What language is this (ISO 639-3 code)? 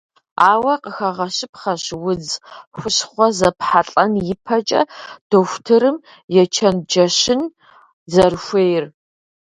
kbd